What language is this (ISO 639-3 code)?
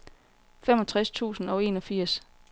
dan